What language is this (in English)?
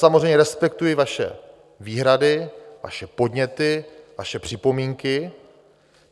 Czech